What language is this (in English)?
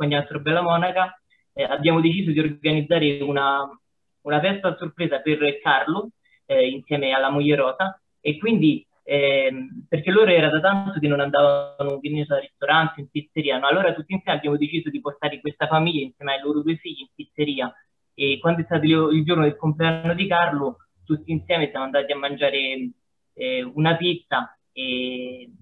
Italian